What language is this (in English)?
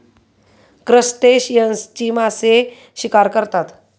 Marathi